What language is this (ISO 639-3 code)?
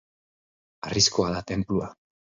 eus